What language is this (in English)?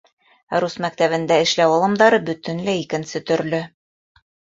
Bashkir